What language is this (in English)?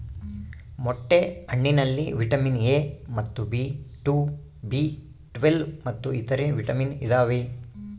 Kannada